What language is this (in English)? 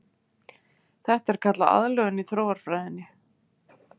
Icelandic